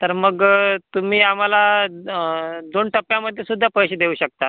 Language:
Marathi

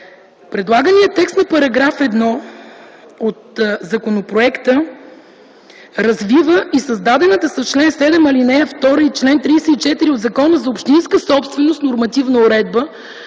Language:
Bulgarian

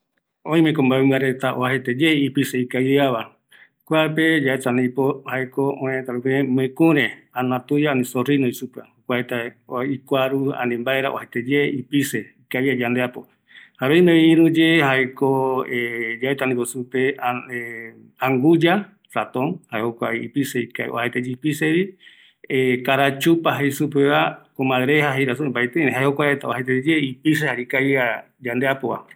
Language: Eastern Bolivian Guaraní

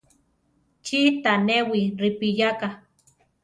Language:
Central Tarahumara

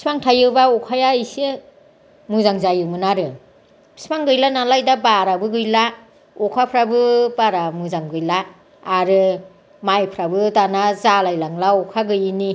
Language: Bodo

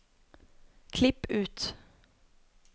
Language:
Norwegian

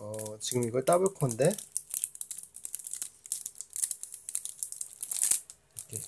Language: Korean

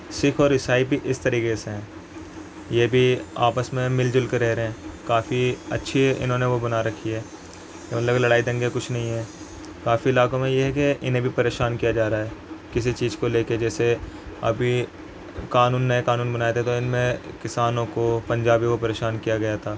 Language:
Urdu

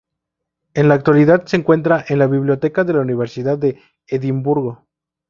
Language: Spanish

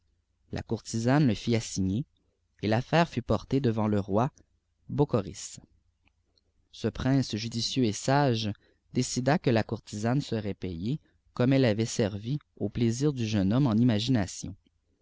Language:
French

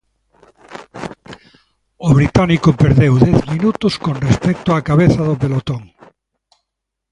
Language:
Galician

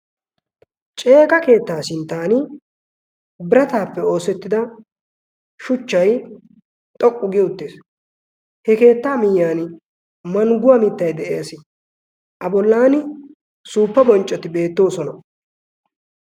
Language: Wolaytta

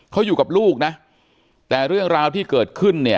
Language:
Thai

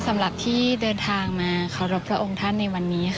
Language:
Thai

